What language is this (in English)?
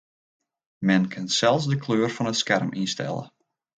Western Frisian